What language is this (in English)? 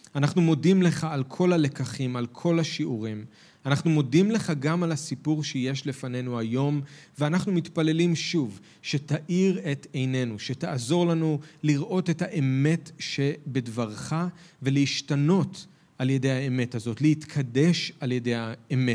Hebrew